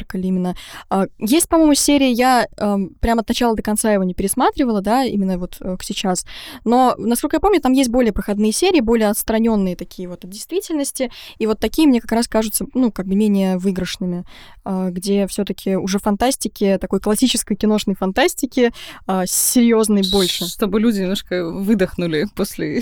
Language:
Russian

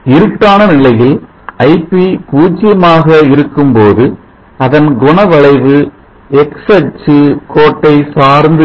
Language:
Tamil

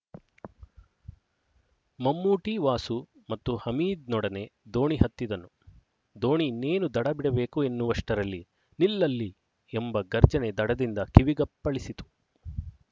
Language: Kannada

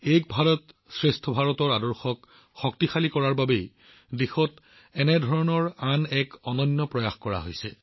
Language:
Assamese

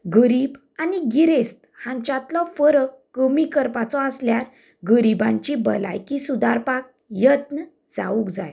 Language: Konkani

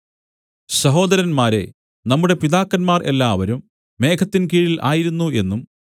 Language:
Malayalam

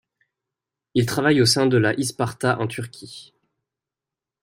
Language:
French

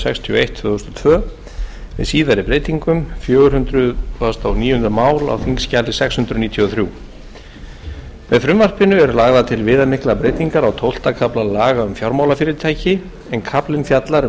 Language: Icelandic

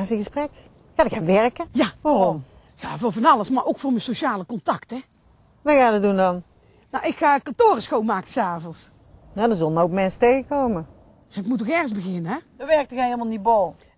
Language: Dutch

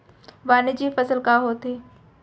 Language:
Chhattisgarhi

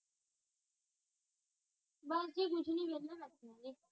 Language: Punjabi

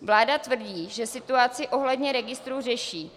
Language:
Czech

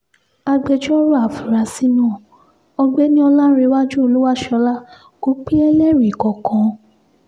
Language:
Yoruba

